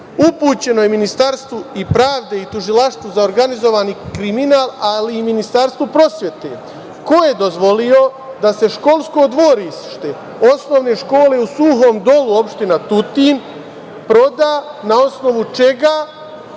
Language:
Serbian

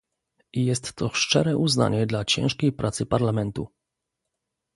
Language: Polish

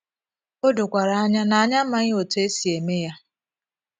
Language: Igbo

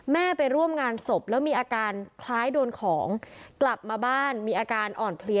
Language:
Thai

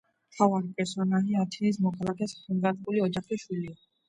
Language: Georgian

